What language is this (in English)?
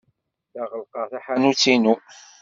Kabyle